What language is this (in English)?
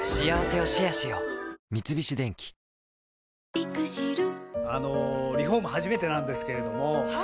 Japanese